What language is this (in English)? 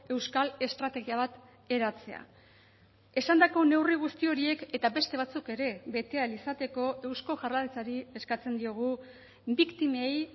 Basque